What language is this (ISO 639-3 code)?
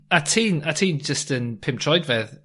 cym